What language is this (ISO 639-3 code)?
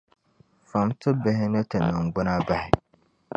dag